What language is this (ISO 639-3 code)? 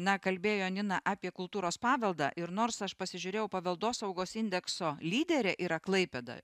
lit